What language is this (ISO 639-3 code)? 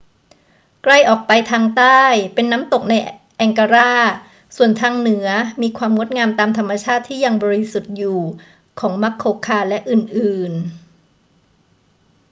tha